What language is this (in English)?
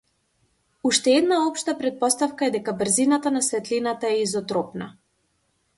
Macedonian